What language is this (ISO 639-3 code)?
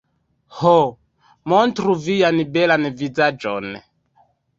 epo